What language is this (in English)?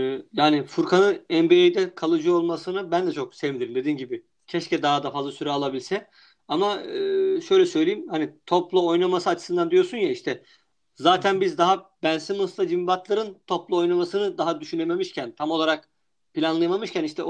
Turkish